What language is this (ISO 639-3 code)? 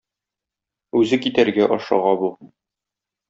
tat